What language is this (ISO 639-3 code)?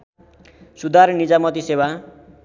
nep